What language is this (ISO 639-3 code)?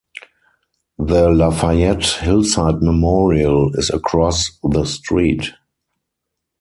eng